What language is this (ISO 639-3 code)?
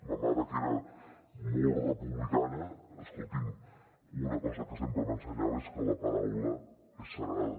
cat